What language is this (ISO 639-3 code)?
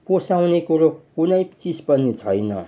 nep